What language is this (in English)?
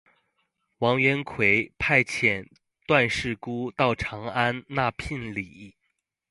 Chinese